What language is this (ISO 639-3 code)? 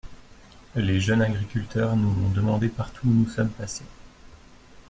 fra